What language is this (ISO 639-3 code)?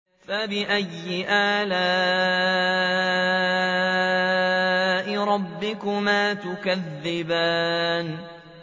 ara